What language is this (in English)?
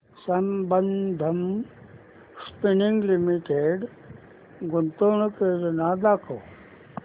Marathi